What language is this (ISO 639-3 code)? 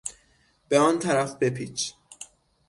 fas